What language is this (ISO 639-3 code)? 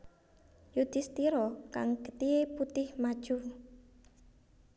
jav